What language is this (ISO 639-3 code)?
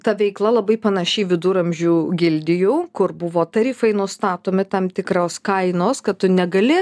lit